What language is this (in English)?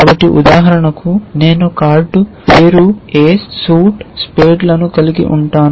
Telugu